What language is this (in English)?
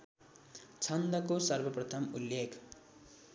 Nepali